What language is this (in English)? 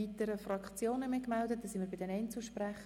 Swiss German